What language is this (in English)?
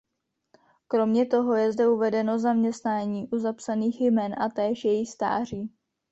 Czech